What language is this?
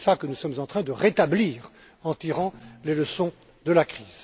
French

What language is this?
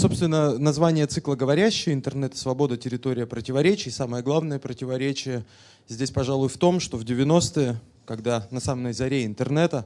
Russian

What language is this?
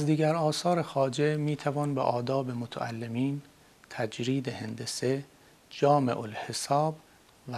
Persian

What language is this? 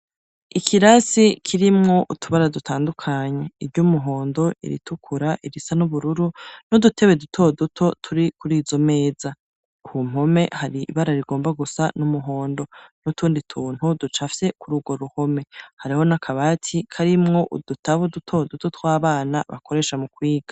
Rundi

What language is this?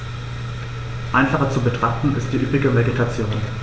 German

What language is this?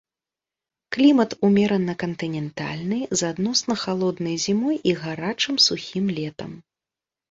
Belarusian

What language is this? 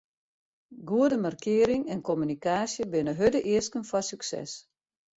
Western Frisian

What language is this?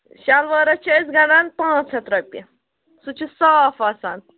Kashmiri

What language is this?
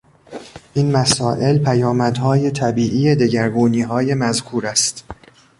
Persian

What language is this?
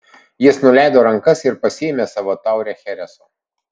Lithuanian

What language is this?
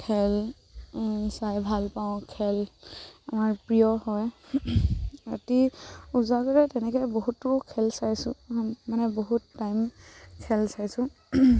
Assamese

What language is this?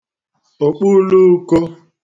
Igbo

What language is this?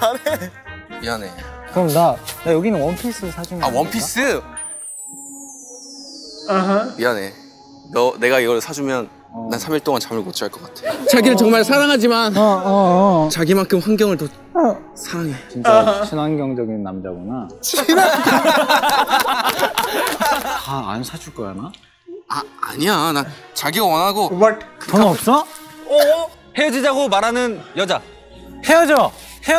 Korean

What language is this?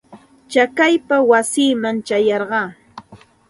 Santa Ana de Tusi Pasco Quechua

